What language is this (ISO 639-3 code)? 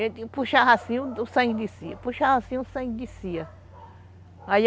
por